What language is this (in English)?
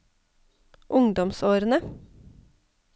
Norwegian